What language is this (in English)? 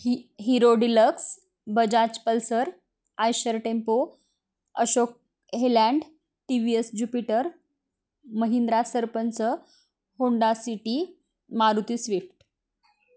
Marathi